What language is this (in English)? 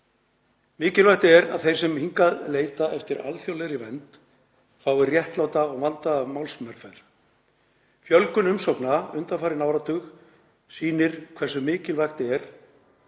Icelandic